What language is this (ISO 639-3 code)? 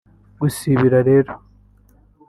kin